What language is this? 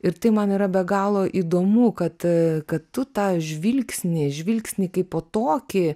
Lithuanian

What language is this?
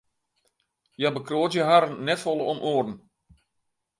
Western Frisian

